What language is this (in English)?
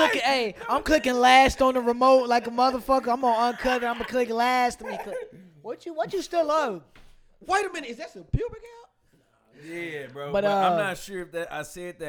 English